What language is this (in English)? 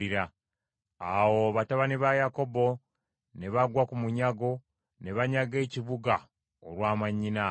Ganda